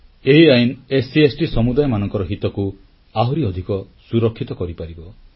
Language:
Odia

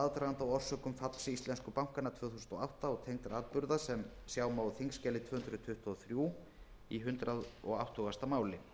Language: Icelandic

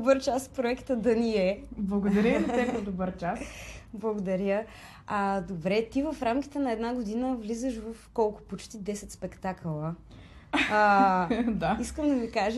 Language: Bulgarian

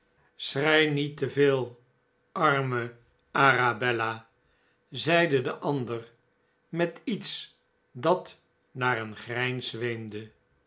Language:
Dutch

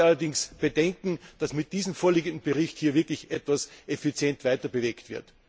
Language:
German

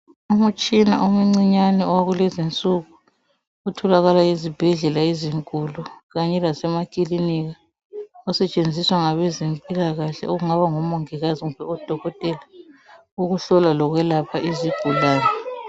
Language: North Ndebele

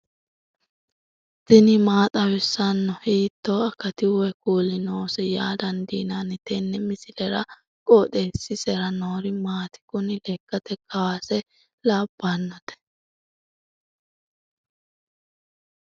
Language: Sidamo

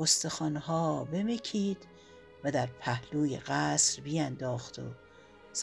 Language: Persian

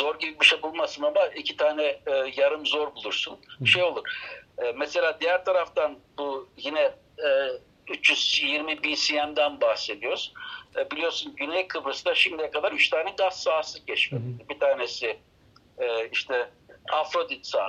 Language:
Turkish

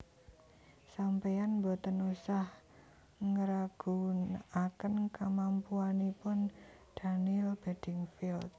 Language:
Javanese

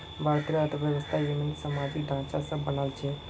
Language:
Magahi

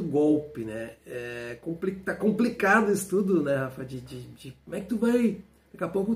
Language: Portuguese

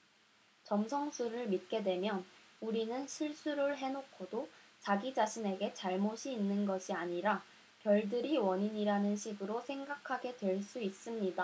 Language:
Korean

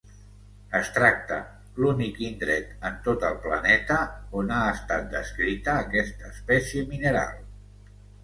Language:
Catalan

